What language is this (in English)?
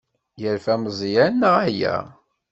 Kabyle